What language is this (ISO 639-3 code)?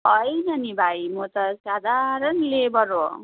nep